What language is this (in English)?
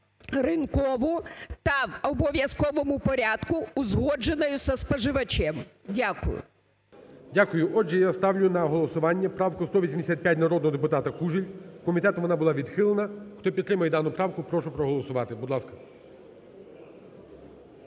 Ukrainian